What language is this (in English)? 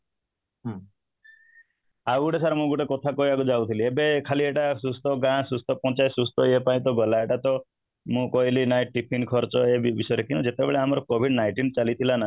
Odia